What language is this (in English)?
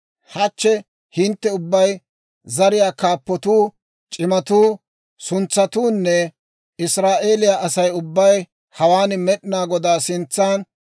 Dawro